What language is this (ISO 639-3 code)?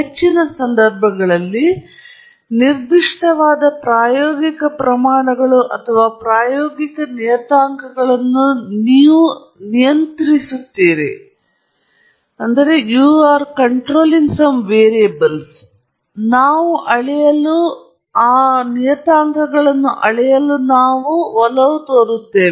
kan